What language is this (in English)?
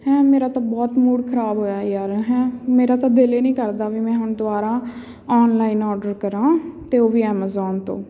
Punjabi